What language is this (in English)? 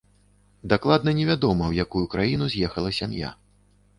Belarusian